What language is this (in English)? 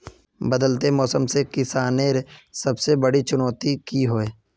Magahi